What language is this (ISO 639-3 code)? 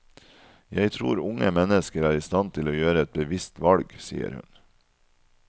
nor